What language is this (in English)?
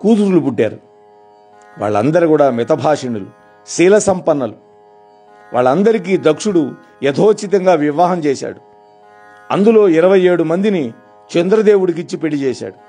Telugu